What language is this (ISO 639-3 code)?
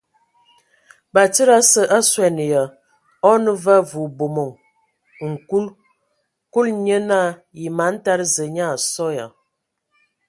ewo